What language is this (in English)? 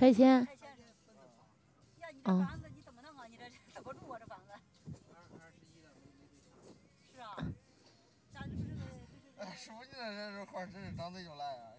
Chinese